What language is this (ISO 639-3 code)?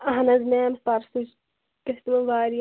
kas